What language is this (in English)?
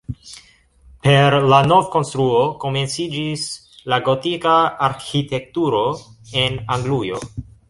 Esperanto